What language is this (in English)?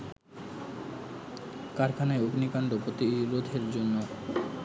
Bangla